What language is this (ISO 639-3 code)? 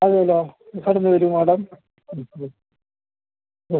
mal